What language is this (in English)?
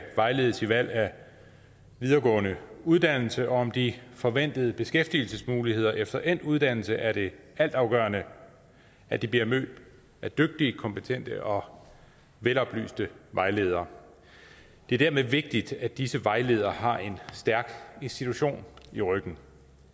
Danish